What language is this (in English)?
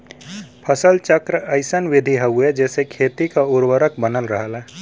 Bhojpuri